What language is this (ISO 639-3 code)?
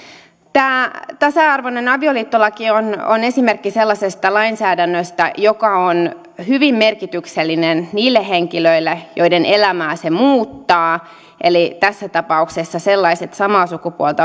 fin